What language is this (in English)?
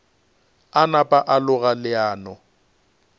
Northern Sotho